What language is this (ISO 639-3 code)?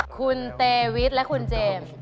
tha